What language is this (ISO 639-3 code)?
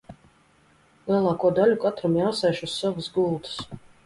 lav